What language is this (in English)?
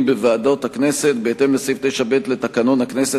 Hebrew